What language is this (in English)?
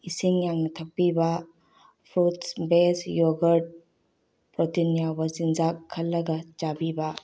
Manipuri